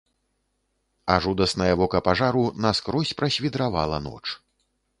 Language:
Belarusian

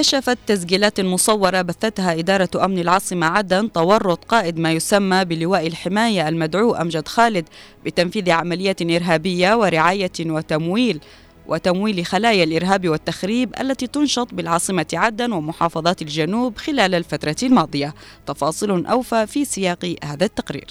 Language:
Arabic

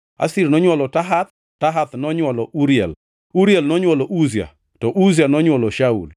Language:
Luo (Kenya and Tanzania)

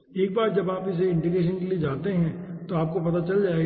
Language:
Hindi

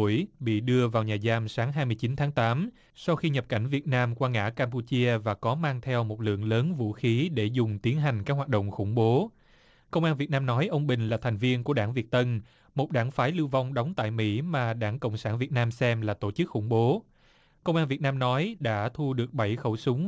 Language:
Vietnamese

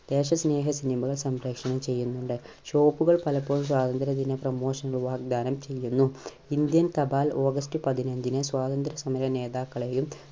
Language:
Malayalam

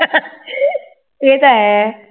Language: Punjabi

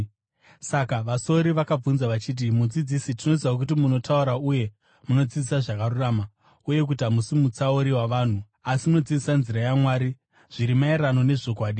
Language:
Shona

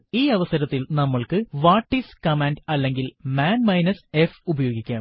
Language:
Malayalam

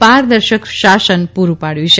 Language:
Gujarati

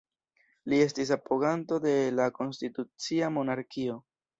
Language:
Esperanto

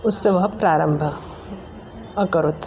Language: Sanskrit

